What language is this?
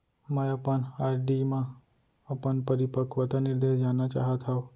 Chhattisgarhi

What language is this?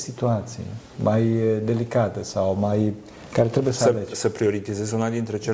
Romanian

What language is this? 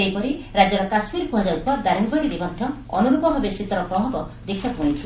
Odia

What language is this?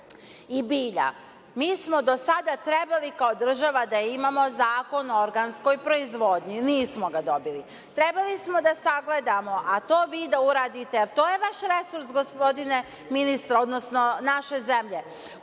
Serbian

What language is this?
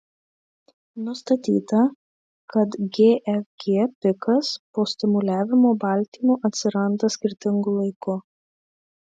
Lithuanian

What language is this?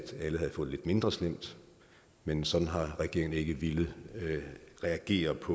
Danish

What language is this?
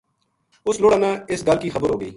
Gujari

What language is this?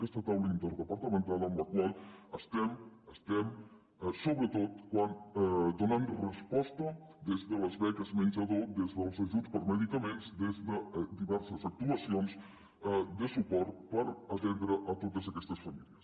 Catalan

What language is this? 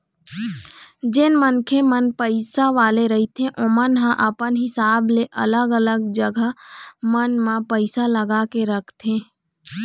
Chhattisgarhi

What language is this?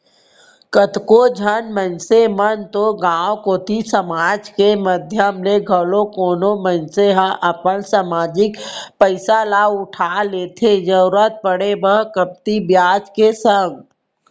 Chhattisgarhi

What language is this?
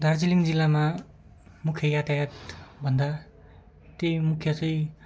Nepali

